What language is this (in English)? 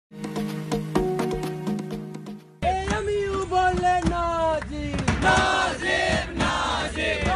Arabic